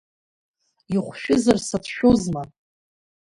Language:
Abkhazian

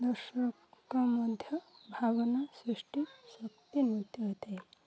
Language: Odia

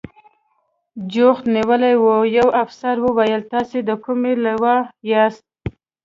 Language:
Pashto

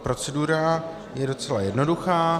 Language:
Czech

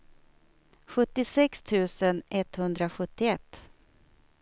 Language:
Swedish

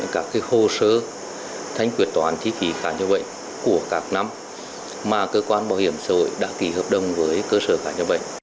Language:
Vietnamese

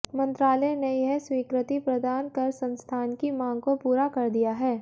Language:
Hindi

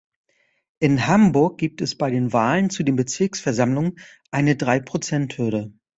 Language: German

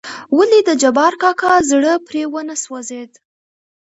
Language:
Pashto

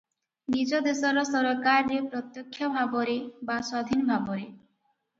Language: Odia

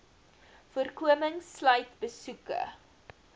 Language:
Afrikaans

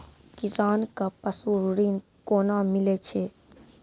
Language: Maithili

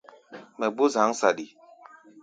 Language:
Gbaya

